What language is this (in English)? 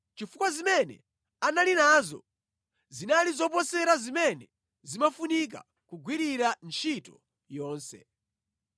Nyanja